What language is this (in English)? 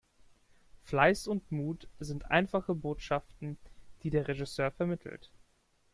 German